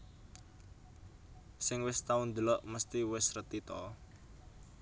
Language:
Javanese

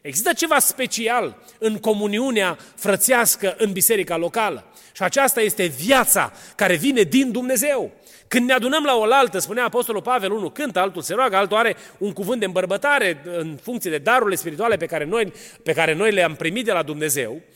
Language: Romanian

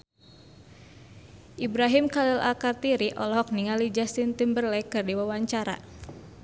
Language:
Sundanese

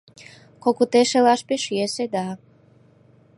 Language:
Mari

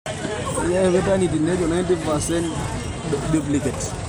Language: Masai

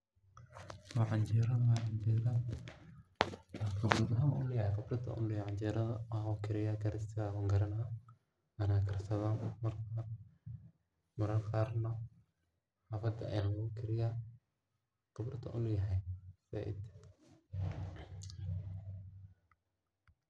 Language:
Somali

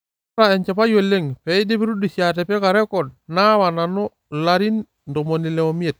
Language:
Masai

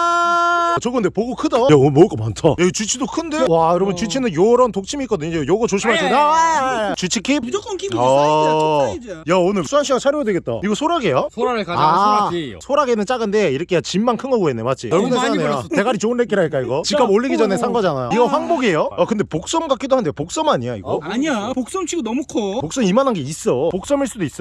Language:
Korean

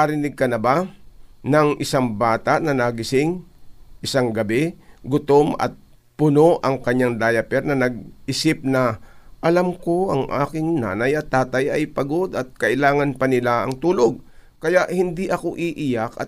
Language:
Filipino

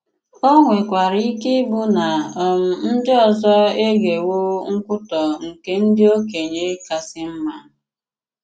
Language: Igbo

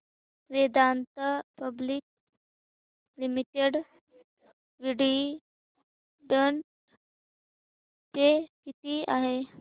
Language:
Marathi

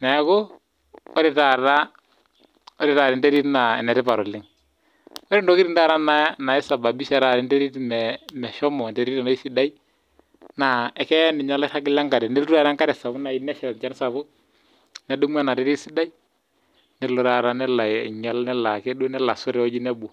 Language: Masai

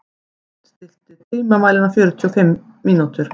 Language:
Icelandic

